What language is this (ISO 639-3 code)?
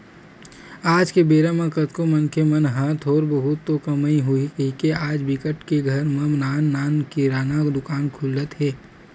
hne